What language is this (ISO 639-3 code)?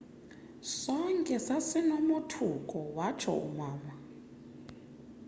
xho